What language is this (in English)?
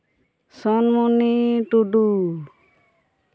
Santali